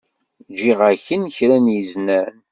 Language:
Kabyle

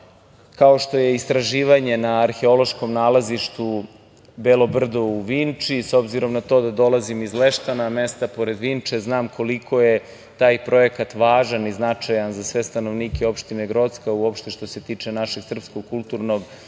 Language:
Serbian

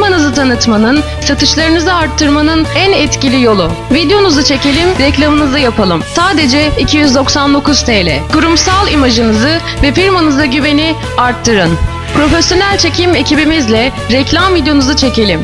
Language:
Turkish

